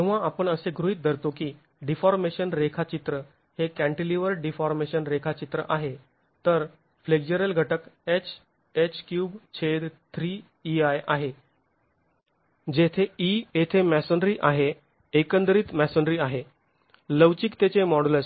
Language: Marathi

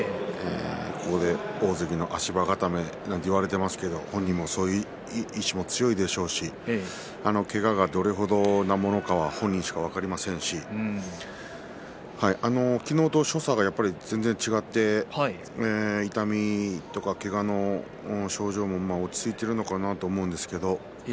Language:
Japanese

